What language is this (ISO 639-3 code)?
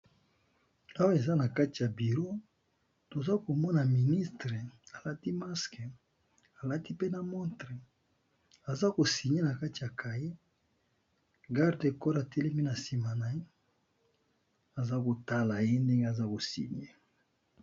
lin